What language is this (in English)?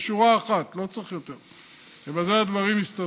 Hebrew